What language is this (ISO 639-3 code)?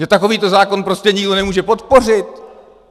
ces